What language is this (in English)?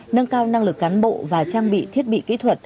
Vietnamese